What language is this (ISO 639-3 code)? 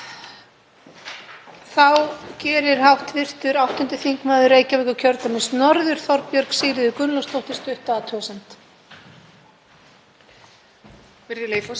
isl